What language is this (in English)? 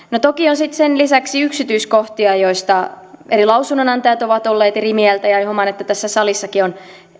Finnish